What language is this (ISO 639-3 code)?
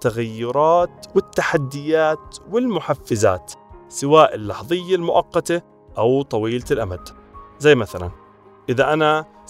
ara